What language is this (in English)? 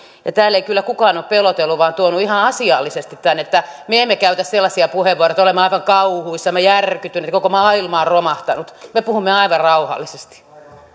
Finnish